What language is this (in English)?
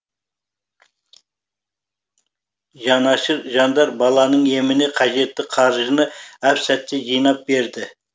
Kazakh